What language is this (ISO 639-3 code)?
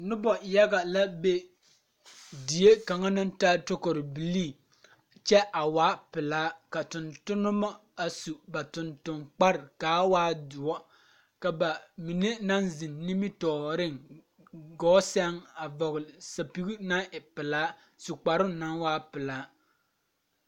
dga